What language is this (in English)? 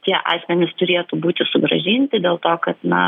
Lithuanian